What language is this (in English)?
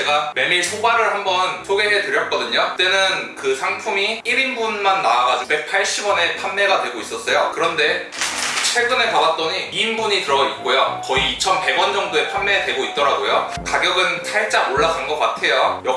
Korean